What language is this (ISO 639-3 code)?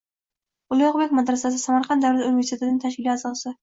uzb